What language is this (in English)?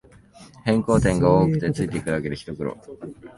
Japanese